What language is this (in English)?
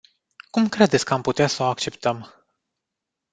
Romanian